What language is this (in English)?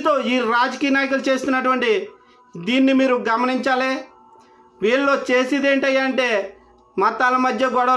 Telugu